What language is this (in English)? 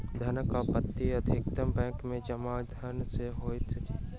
Maithili